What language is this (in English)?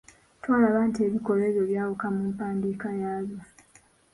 Ganda